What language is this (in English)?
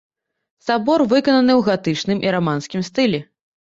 Belarusian